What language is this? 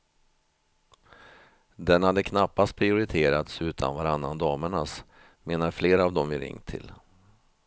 Swedish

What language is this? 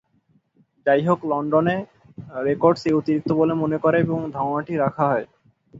Bangla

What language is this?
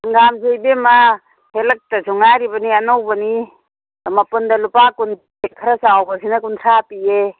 Manipuri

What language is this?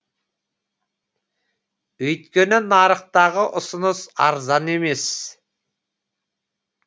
Kazakh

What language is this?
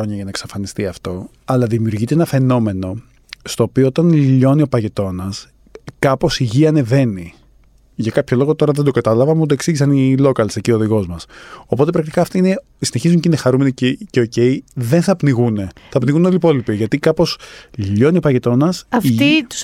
Greek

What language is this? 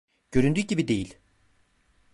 Turkish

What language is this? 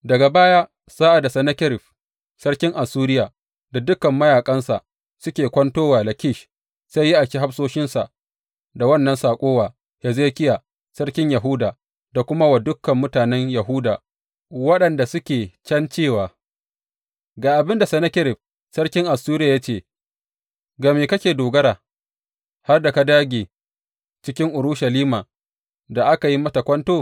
Hausa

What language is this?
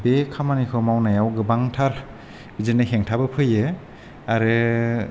Bodo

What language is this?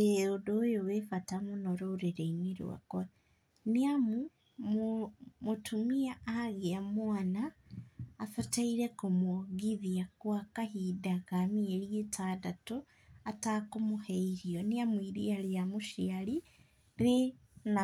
Kikuyu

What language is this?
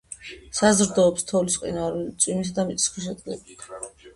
Georgian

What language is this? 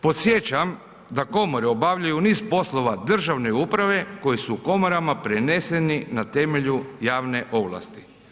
Croatian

